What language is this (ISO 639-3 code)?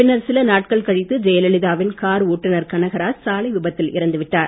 tam